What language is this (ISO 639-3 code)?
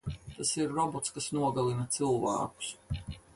lav